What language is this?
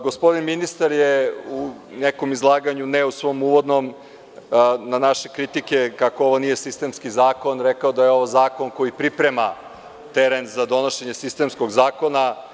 Serbian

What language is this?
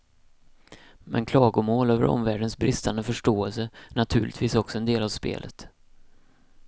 Swedish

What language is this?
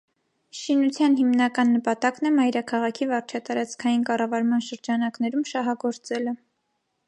Armenian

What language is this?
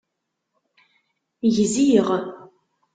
Kabyle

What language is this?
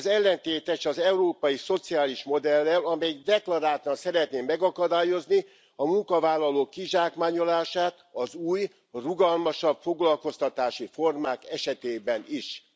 Hungarian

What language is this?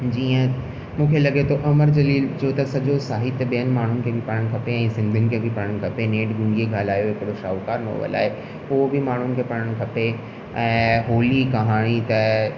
Sindhi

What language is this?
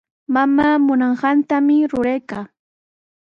Sihuas Ancash Quechua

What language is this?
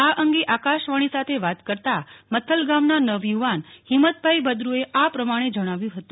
Gujarati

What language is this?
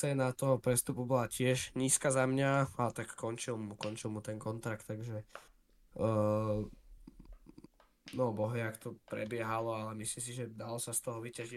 Slovak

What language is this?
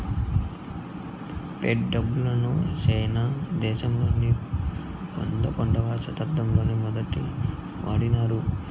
Telugu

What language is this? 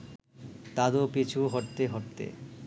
Bangla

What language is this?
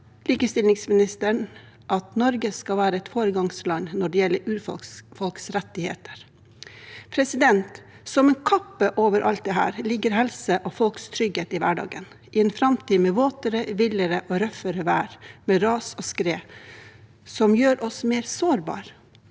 Norwegian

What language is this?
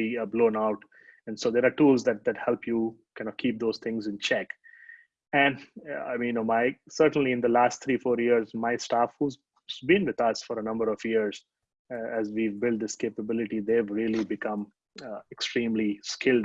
English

